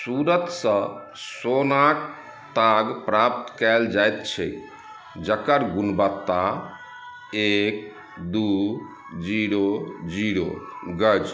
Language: Maithili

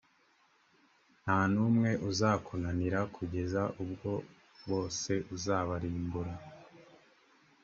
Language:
Kinyarwanda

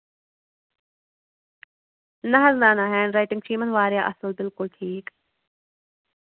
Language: Kashmiri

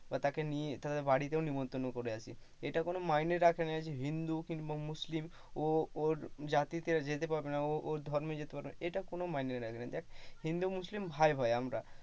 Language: Bangla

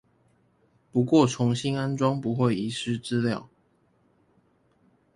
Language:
Chinese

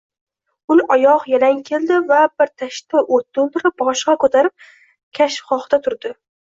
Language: Uzbek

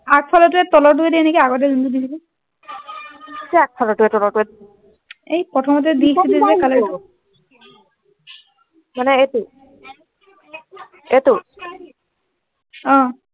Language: Assamese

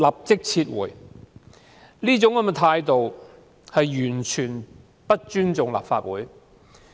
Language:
Cantonese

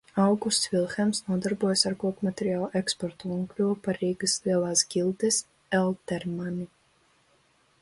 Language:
Latvian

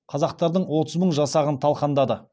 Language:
Kazakh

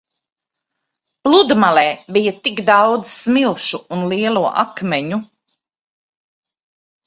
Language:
Latvian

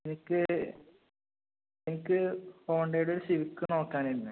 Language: Malayalam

